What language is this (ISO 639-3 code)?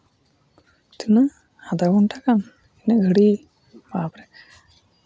sat